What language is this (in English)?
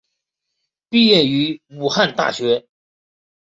Chinese